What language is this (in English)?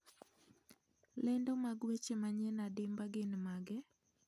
Luo (Kenya and Tanzania)